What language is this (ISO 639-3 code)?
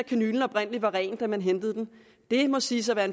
dan